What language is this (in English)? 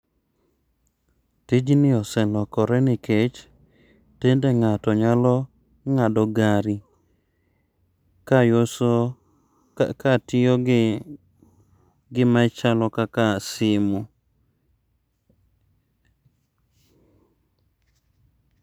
Luo (Kenya and Tanzania)